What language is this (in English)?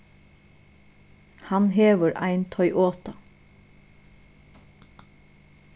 Faroese